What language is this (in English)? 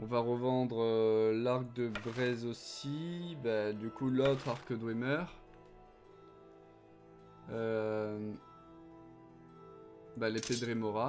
French